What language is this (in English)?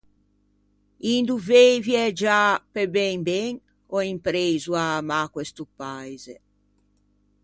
Ligurian